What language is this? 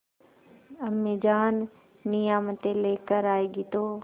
Hindi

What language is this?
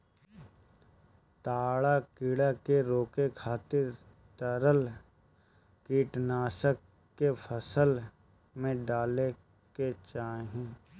Bhojpuri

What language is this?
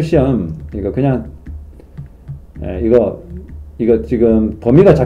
Korean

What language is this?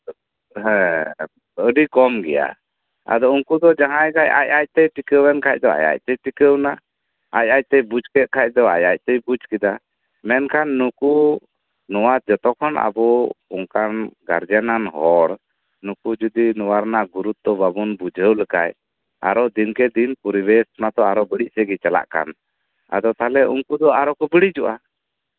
Santali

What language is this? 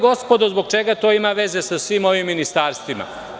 Serbian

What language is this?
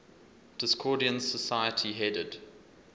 English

